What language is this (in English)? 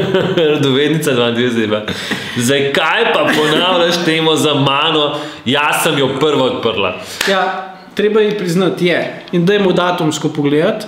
Dutch